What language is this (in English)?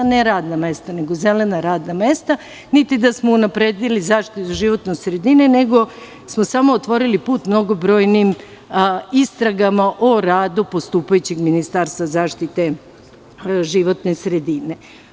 Serbian